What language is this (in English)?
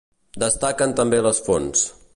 Catalan